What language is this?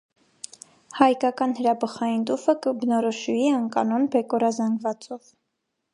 Armenian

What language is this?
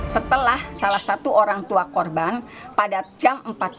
Indonesian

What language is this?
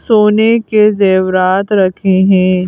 Hindi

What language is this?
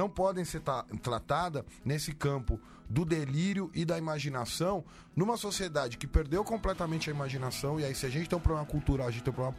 Portuguese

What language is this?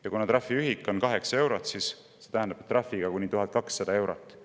Estonian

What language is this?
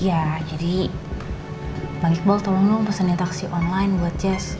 Indonesian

